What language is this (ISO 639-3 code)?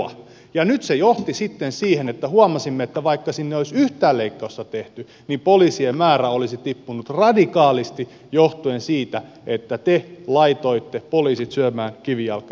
fin